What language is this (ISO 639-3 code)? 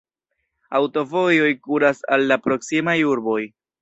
epo